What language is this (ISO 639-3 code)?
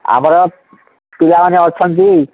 ori